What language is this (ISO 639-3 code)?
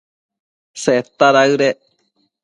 mcf